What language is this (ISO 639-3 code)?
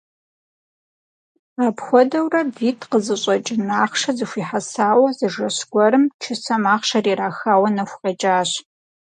kbd